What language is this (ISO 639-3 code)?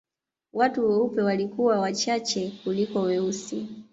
swa